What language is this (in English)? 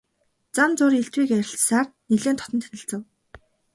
Mongolian